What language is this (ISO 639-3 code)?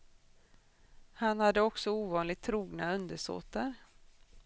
swe